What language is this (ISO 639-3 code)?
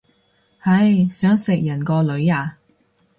yue